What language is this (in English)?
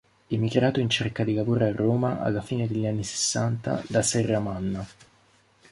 Italian